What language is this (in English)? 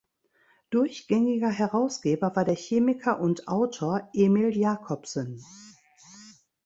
German